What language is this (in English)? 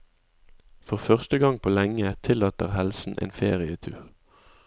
Norwegian